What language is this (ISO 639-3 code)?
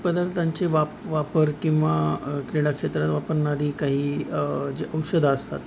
mar